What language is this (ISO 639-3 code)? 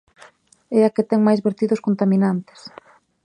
glg